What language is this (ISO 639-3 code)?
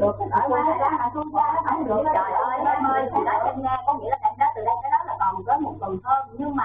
vie